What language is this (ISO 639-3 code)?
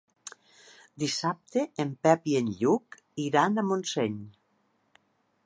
cat